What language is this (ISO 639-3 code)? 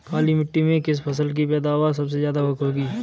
hin